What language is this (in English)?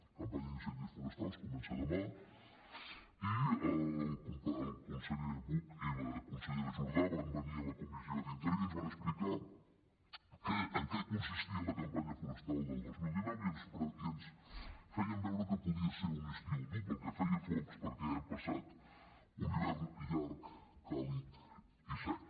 Catalan